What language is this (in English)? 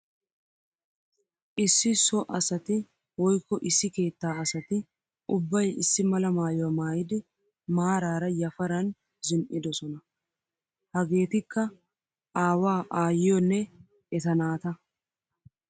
Wolaytta